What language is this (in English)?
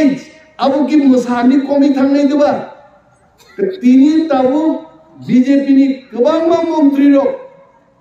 Turkish